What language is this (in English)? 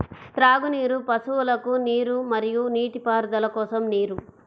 Telugu